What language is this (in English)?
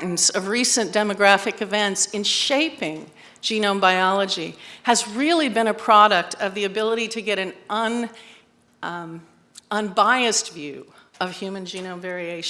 English